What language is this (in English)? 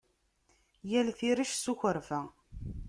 Kabyle